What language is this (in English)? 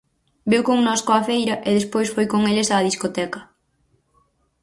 Galician